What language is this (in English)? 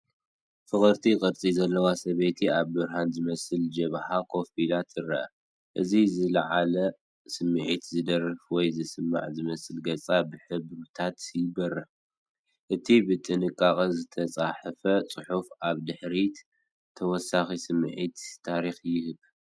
Tigrinya